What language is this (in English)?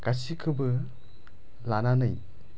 Bodo